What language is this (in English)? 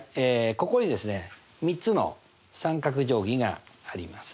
Japanese